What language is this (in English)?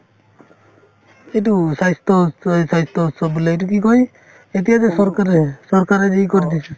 Assamese